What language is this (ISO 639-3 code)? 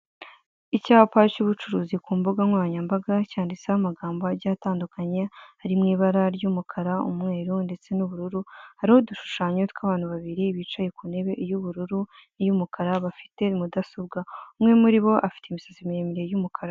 kin